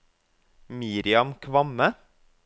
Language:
Norwegian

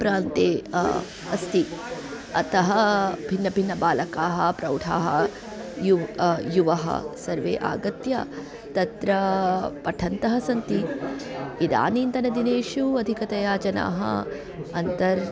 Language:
Sanskrit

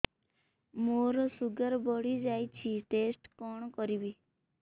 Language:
Odia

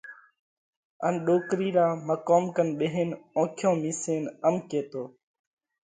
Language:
Parkari Koli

